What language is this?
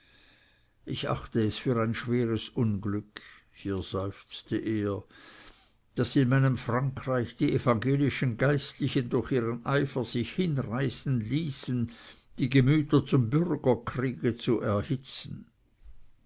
German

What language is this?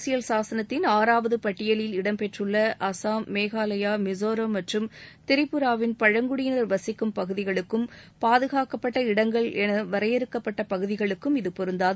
Tamil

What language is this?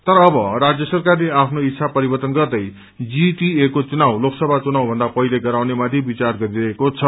Nepali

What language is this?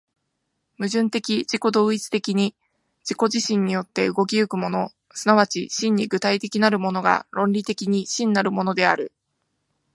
Japanese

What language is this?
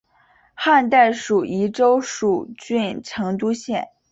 Chinese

